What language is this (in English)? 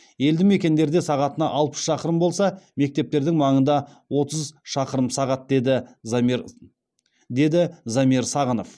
Kazakh